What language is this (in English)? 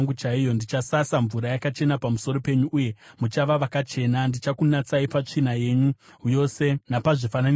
Shona